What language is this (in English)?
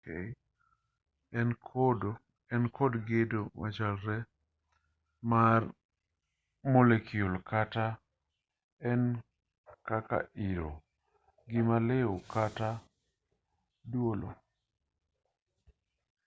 Luo (Kenya and Tanzania)